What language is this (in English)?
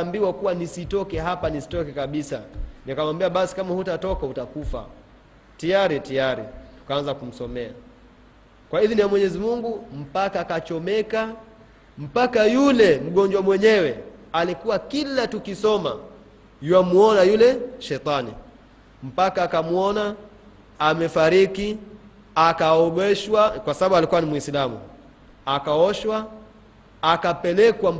Swahili